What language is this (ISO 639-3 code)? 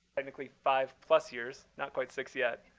eng